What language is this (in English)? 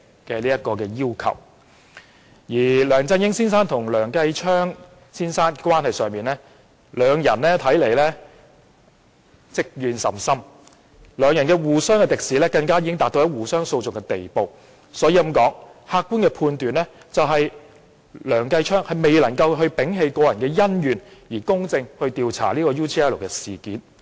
Cantonese